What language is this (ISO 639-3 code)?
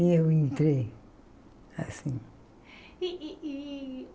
por